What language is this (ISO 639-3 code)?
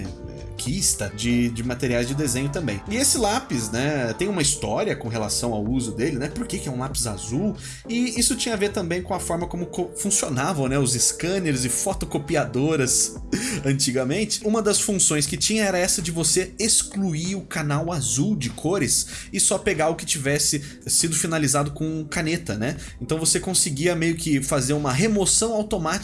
por